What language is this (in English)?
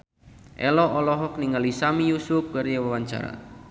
Sundanese